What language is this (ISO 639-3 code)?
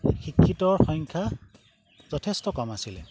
asm